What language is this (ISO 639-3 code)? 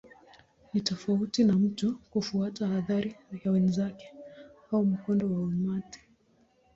swa